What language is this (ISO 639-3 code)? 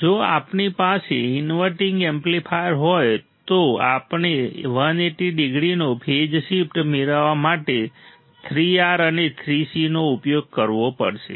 guj